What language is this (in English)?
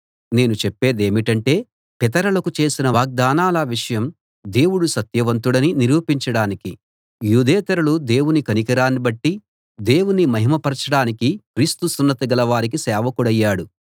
Telugu